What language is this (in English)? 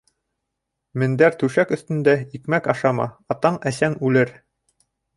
Bashkir